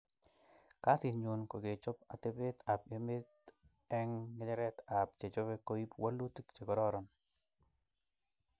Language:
Kalenjin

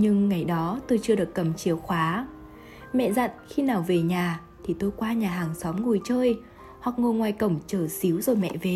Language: Vietnamese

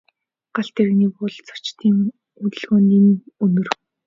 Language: Mongolian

